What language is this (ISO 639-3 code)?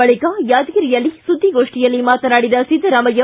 kan